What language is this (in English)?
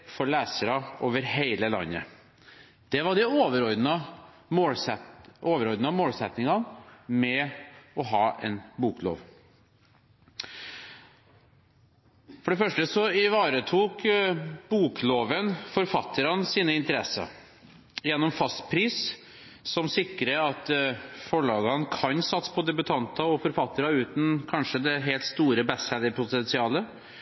Norwegian Bokmål